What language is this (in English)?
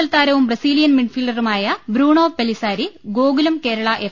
Malayalam